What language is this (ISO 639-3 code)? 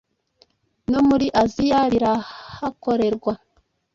kin